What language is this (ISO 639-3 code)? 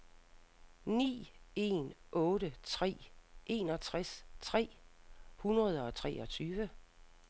dan